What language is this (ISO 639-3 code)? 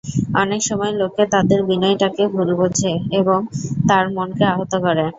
ben